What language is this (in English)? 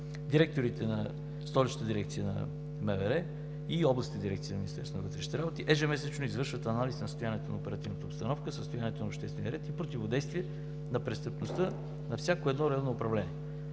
Bulgarian